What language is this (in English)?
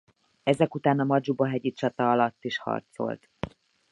Hungarian